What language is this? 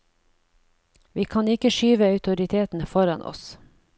Norwegian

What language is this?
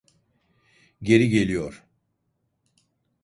Turkish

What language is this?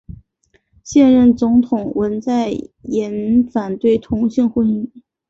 Chinese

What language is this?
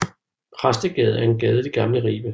Danish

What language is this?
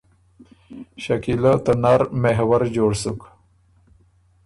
Ormuri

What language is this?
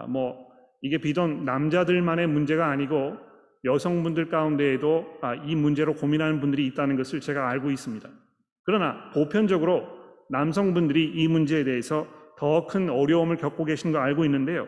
Korean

